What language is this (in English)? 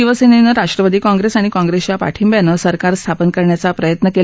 Marathi